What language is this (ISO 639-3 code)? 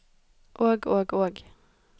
nor